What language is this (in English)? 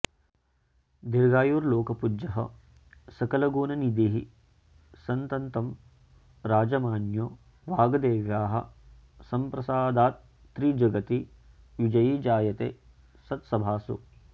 Sanskrit